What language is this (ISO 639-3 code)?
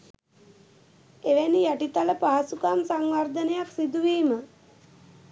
sin